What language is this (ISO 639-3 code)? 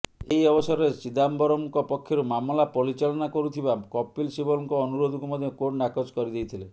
ori